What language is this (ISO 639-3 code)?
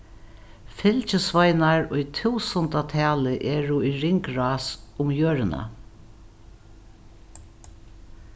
fao